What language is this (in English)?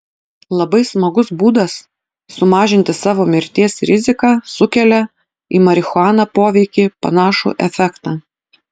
Lithuanian